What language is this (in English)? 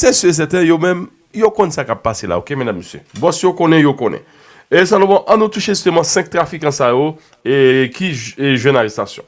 French